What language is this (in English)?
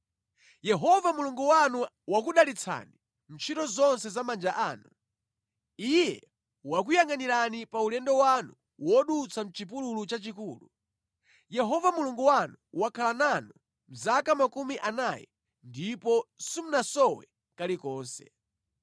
Nyanja